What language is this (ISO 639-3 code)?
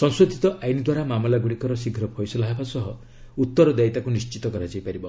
ori